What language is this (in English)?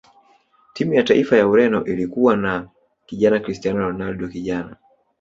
Swahili